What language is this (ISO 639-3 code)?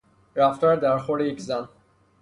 fas